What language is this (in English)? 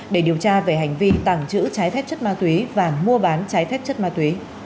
Vietnamese